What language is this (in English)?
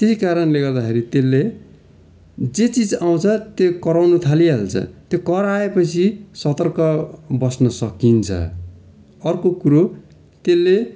Nepali